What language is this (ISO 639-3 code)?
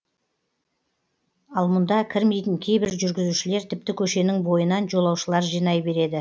kaz